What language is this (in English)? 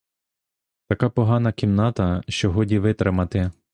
Ukrainian